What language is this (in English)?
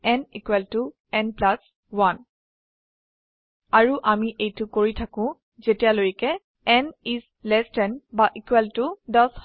Assamese